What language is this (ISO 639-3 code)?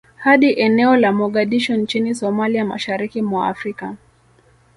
swa